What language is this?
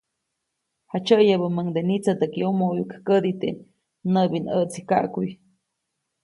Copainalá Zoque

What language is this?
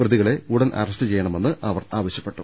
Malayalam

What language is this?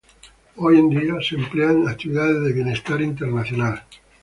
Spanish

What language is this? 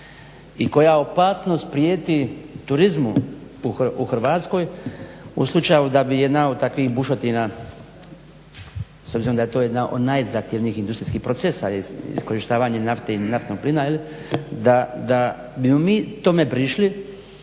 Croatian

